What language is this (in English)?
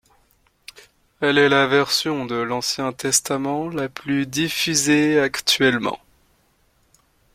French